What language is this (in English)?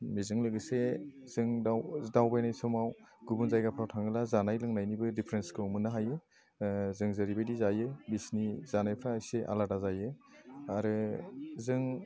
Bodo